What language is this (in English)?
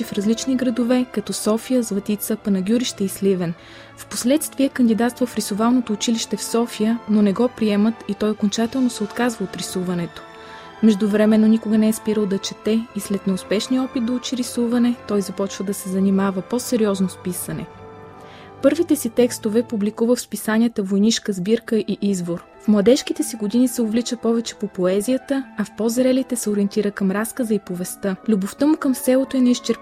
Bulgarian